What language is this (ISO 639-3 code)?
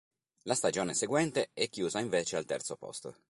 ita